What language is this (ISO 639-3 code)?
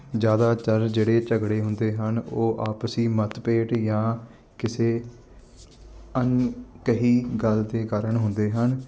pan